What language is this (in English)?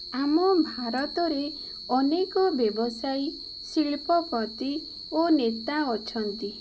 Odia